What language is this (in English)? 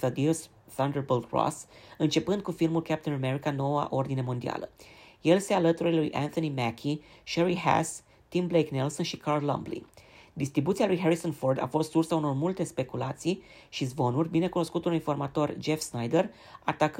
Romanian